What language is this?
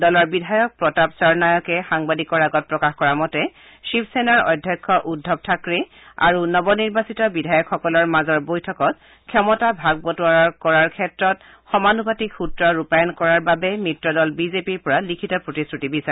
Assamese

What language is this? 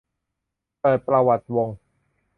Thai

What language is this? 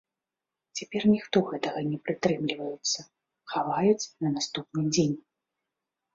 Belarusian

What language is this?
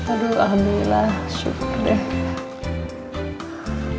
Indonesian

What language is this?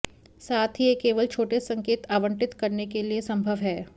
Hindi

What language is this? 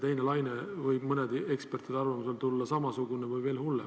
Estonian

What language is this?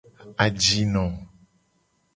Gen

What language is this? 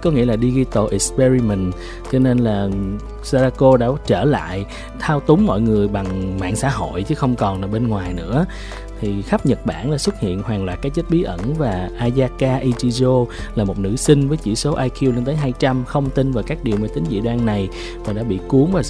Vietnamese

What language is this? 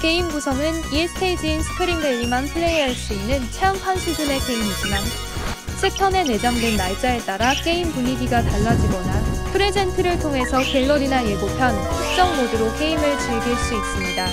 Korean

